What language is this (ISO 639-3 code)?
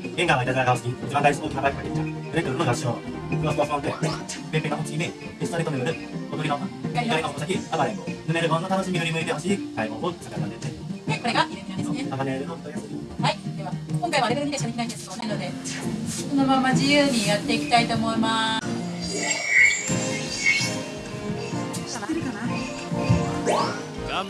jpn